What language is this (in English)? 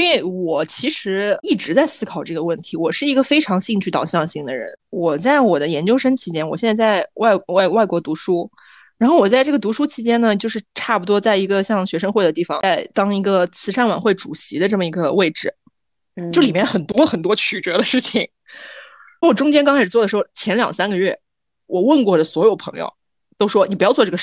Chinese